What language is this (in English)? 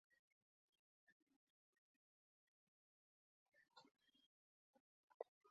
Basque